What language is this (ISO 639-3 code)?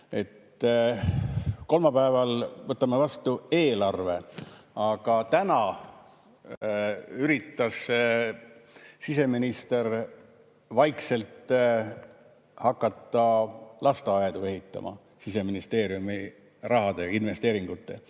est